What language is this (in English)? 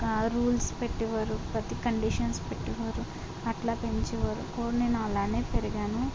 Telugu